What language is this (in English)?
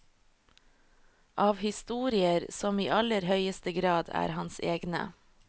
Norwegian